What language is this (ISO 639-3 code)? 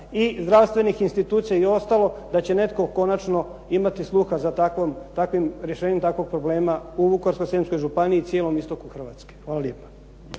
hrv